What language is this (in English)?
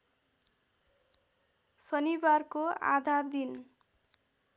Nepali